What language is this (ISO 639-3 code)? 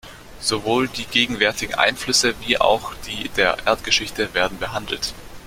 deu